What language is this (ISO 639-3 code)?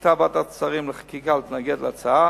heb